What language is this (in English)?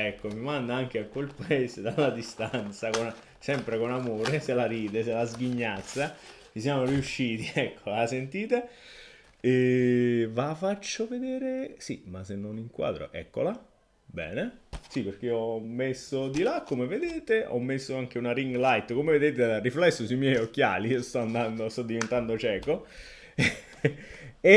Italian